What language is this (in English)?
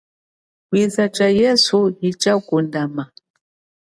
Chokwe